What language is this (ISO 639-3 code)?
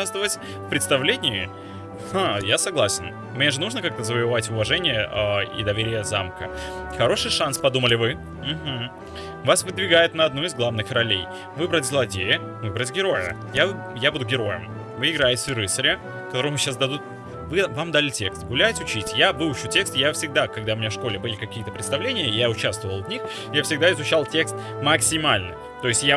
rus